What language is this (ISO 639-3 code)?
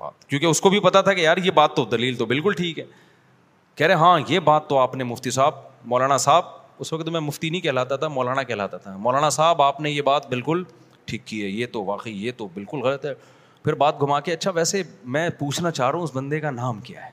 urd